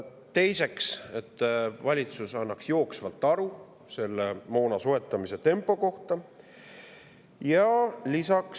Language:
Estonian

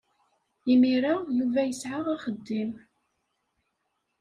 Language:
Kabyle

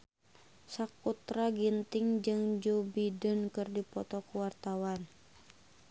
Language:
Sundanese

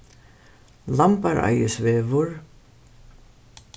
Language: Faroese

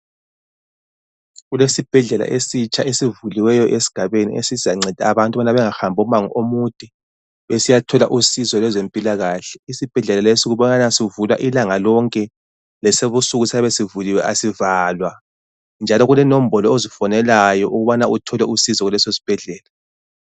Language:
North Ndebele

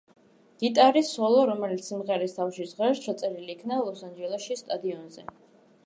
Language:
Georgian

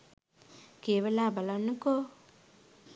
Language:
Sinhala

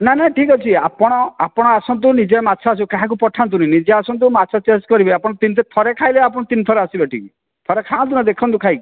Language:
Odia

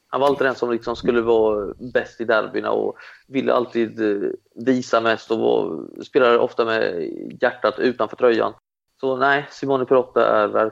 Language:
Swedish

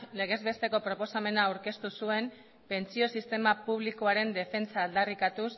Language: Basque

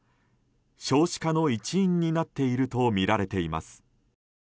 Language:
Japanese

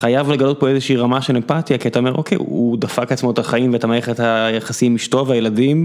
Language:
Hebrew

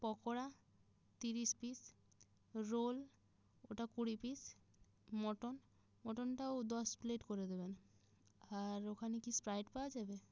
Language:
Bangla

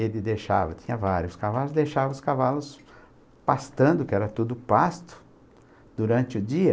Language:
Portuguese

